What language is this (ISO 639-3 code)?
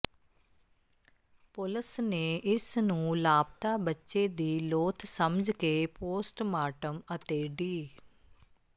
pan